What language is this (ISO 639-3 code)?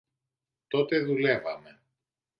ell